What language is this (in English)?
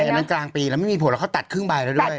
Thai